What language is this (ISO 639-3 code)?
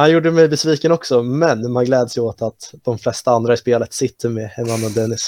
swe